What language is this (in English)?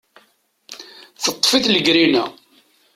Kabyle